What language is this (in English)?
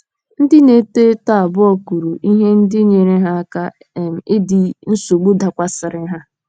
Igbo